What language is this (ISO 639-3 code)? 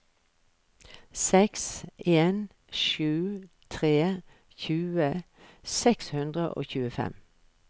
nor